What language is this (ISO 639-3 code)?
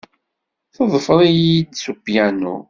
kab